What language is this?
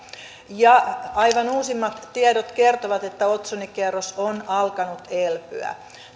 Finnish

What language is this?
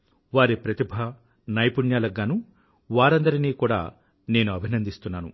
Telugu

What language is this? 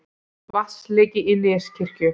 Icelandic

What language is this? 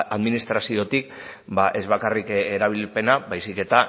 Basque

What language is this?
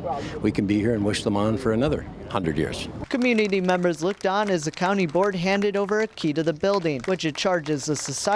English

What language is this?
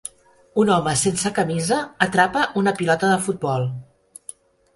Catalan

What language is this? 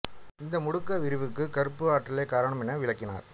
Tamil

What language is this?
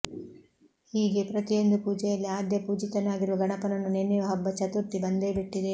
Kannada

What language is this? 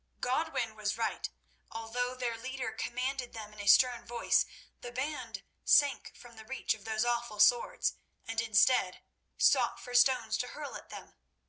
English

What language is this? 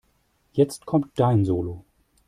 German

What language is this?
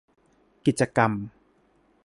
Thai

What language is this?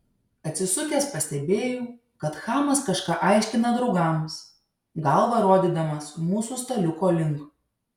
Lithuanian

